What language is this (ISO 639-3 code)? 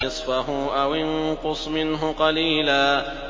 ara